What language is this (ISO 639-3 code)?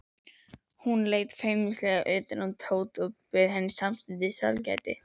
isl